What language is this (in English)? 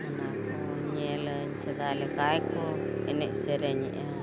Santali